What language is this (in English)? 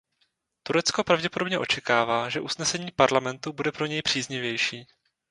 Czech